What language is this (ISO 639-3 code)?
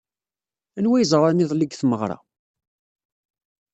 kab